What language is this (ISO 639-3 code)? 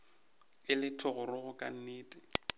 nso